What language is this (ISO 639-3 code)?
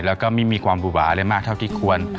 tha